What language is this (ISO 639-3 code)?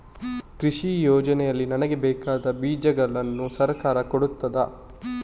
kan